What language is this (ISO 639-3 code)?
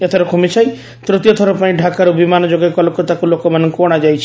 ori